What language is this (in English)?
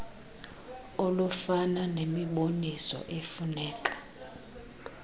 Xhosa